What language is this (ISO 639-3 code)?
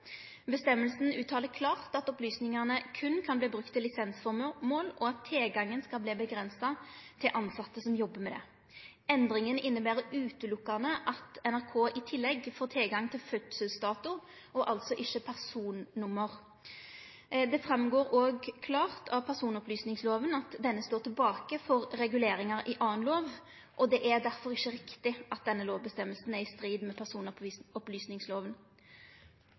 nno